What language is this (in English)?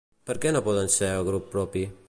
Catalan